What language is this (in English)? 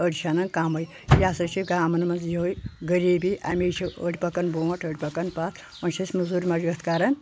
Kashmiri